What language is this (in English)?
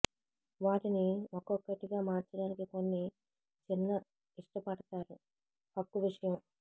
Telugu